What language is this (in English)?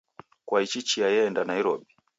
Taita